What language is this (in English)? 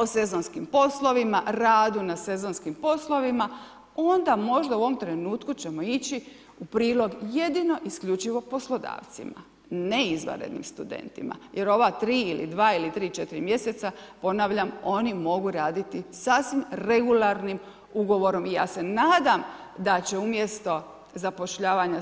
Croatian